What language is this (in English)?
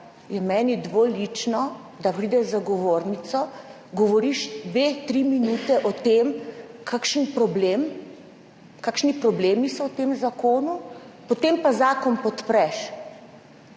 Slovenian